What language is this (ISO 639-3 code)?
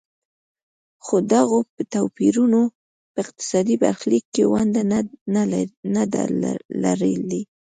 pus